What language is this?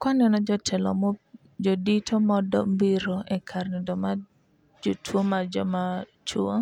Luo (Kenya and Tanzania)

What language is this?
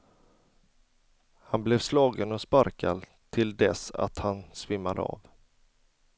Swedish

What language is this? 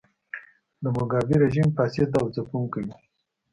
Pashto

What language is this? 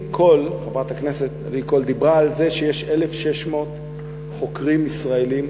Hebrew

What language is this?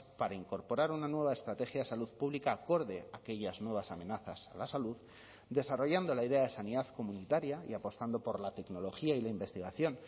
Spanish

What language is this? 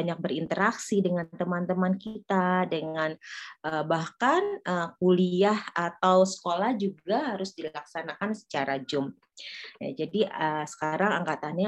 Indonesian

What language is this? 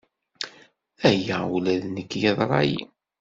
Kabyle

